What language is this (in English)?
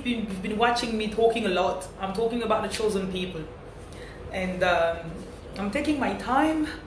French